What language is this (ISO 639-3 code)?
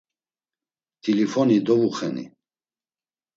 lzz